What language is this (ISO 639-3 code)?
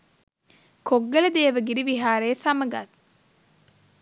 sin